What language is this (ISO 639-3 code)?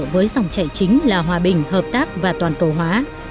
vie